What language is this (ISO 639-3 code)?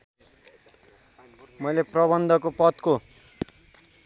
nep